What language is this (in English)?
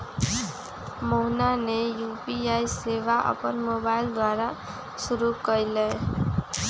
Magahi